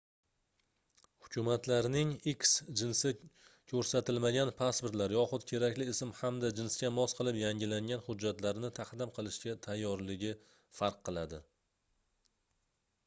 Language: Uzbek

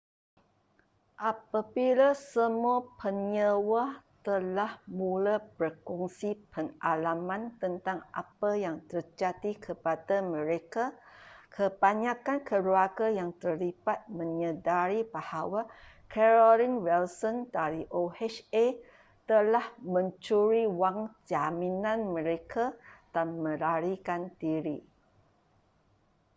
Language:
Malay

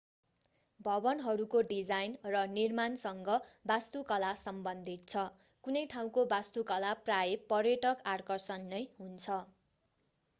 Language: Nepali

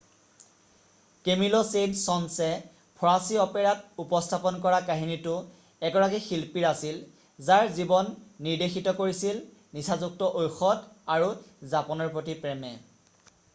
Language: Assamese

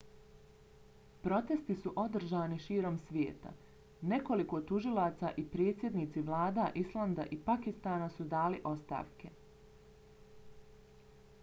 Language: Bosnian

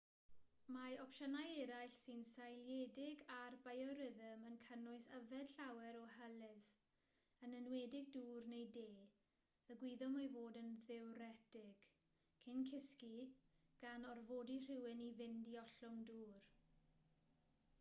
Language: Welsh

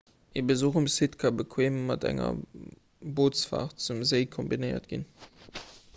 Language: Luxembourgish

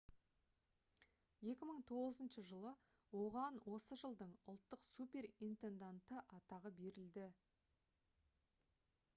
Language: Kazakh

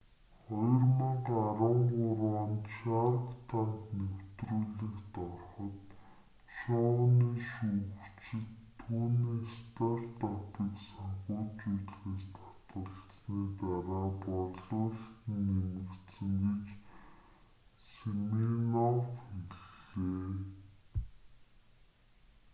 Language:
Mongolian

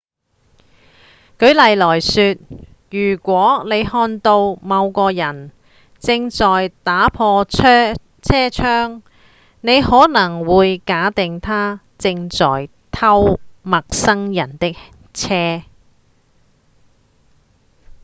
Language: Cantonese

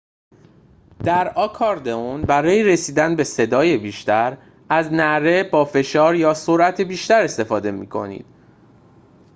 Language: Persian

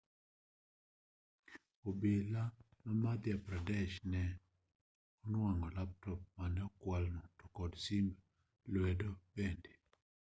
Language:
Luo (Kenya and Tanzania)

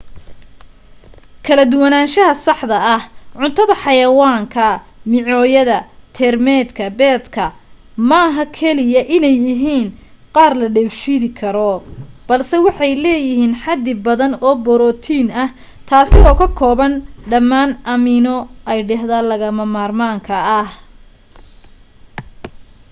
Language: Somali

